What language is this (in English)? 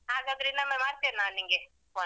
Kannada